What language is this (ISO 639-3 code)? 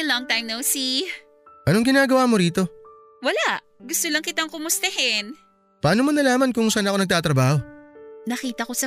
fil